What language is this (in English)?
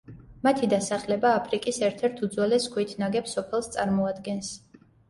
Georgian